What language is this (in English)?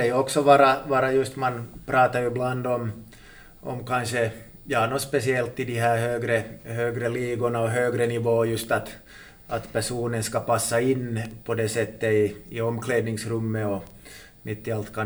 Swedish